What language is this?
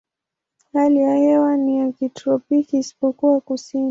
Swahili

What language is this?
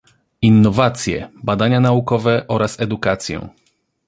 Polish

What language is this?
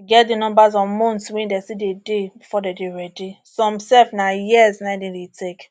Nigerian Pidgin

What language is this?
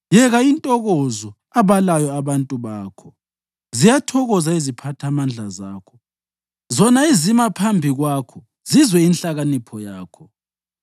North Ndebele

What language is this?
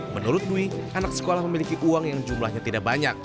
Indonesian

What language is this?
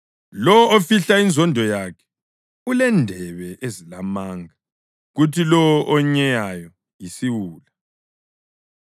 North Ndebele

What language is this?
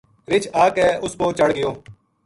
Gujari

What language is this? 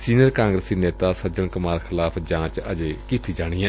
Punjabi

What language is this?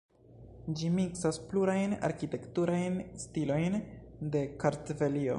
Esperanto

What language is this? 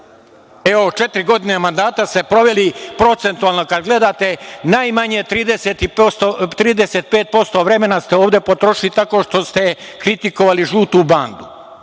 Serbian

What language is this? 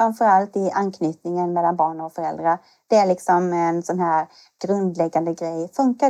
Swedish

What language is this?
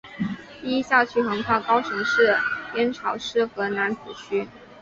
Chinese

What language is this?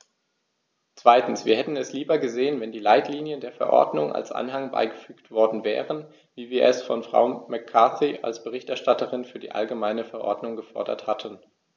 German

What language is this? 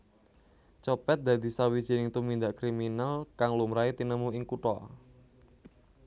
Javanese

